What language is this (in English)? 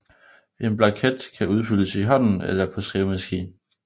Danish